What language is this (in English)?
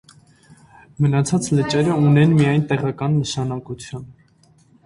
Armenian